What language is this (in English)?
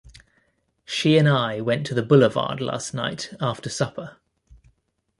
English